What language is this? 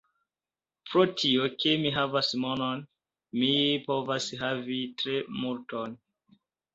Esperanto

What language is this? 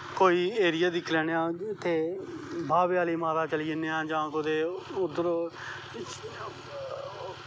Dogri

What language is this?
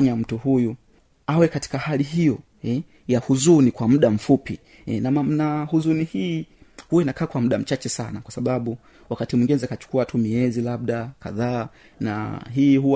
Swahili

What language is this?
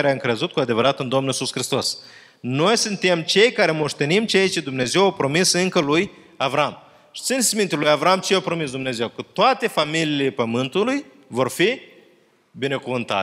Romanian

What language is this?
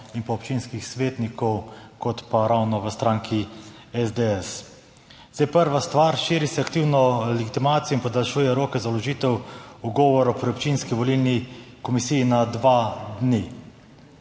Slovenian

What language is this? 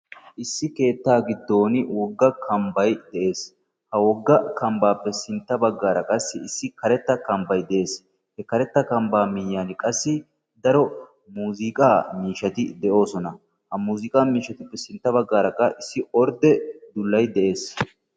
Wolaytta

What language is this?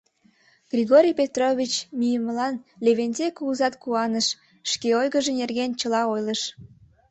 Mari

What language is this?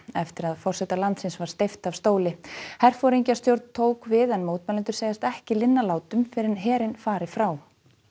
Icelandic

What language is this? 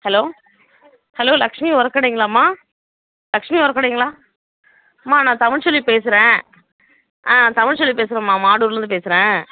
Tamil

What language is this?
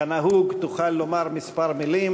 Hebrew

